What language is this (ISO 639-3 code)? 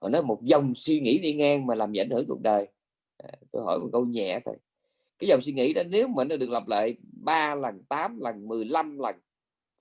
vie